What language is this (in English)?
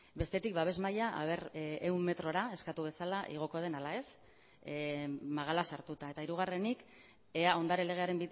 Basque